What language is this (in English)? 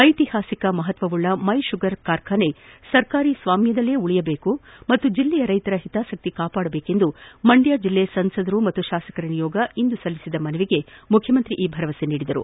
Kannada